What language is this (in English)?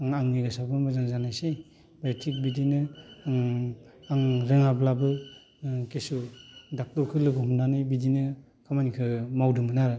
Bodo